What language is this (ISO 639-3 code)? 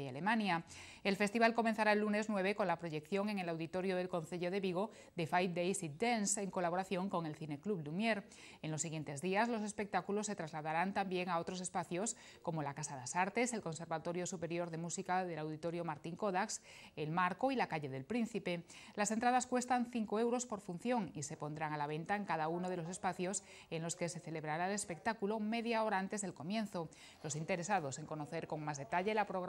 spa